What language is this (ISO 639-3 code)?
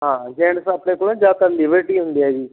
pan